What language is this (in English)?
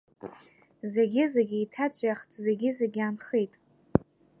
Abkhazian